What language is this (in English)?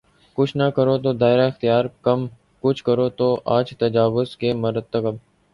Urdu